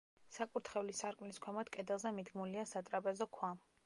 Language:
Georgian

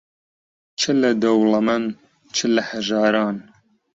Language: Central Kurdish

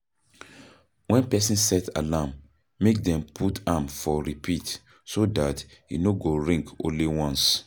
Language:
Nigerian Pidgin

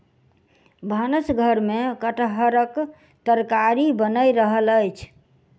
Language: Maithili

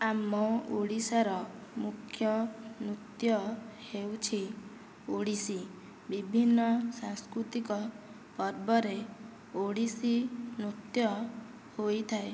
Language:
Odia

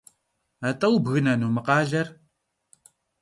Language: Kabardian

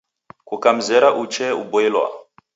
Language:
Taita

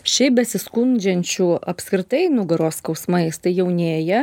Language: Lithuanian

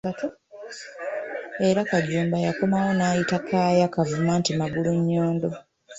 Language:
Ganda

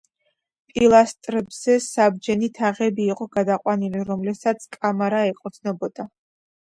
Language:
Georgian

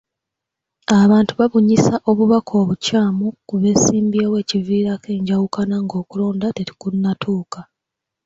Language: Ganda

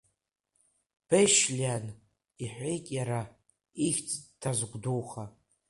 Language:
Abkhazian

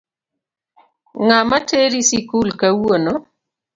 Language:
Luo (Kenya and Tanzania)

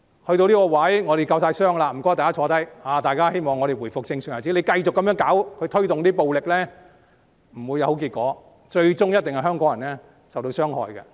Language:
Cantonese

